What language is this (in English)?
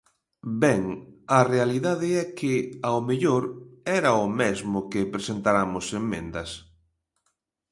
Galician